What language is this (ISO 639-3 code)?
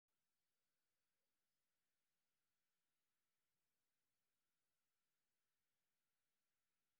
som